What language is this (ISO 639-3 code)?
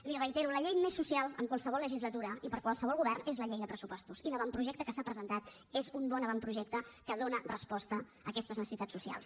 cat